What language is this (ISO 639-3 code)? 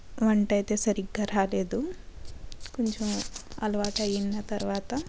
tel